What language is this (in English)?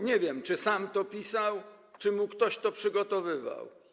Polish